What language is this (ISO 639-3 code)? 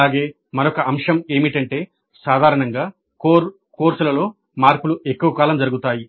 tel